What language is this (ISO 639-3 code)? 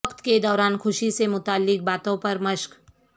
urd